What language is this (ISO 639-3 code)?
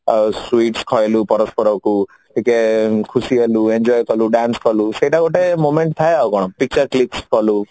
ori